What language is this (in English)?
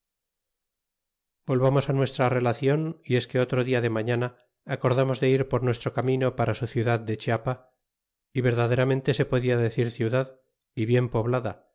Spanish